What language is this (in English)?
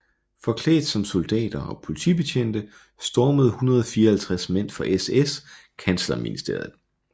Danish